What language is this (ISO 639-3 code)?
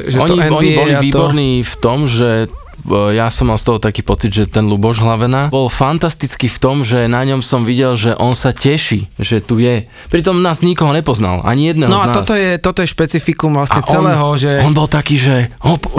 slk